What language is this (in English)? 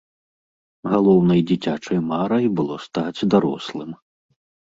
Belarusian